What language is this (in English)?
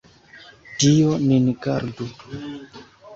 Esperanto